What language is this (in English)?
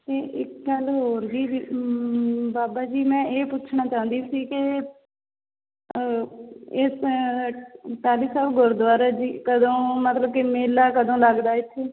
Punjabi